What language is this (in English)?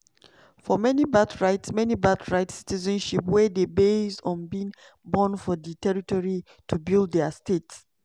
Nigerian Pidgin